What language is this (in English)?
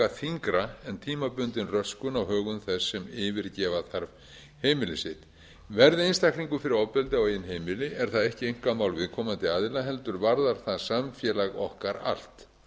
Icelandic